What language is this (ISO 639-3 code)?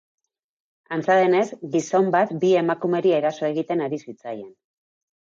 eus